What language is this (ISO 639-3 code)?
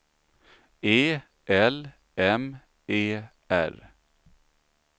swe